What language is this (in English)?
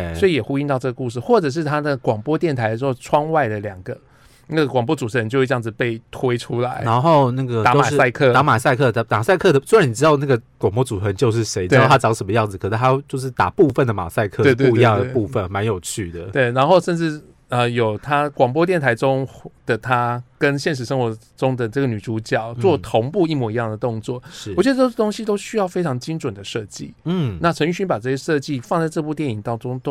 Chinese